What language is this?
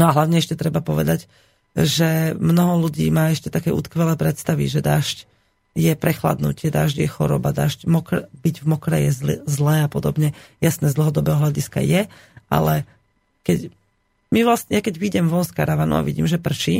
Slovak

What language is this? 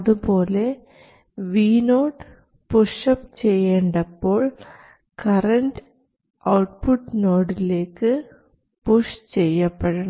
Malayalam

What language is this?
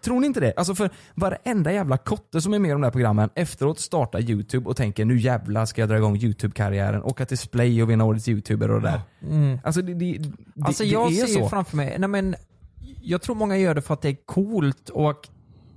Swedish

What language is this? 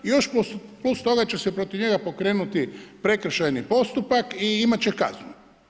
Croatian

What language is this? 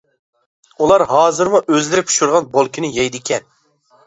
Uyghur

